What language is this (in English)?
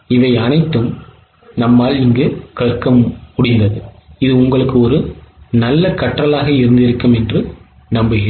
Tamil